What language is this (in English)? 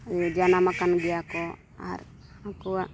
Santali